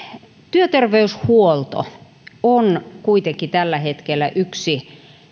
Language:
Finnish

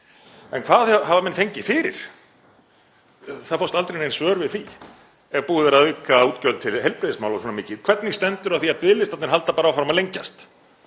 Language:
Icelandic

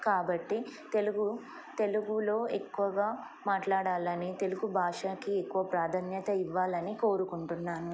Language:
Telugu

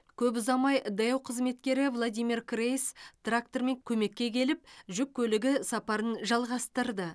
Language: Kazakh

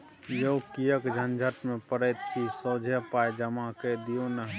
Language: Maithili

